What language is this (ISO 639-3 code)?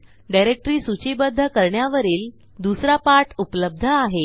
mar